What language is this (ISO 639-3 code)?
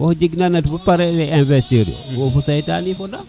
srr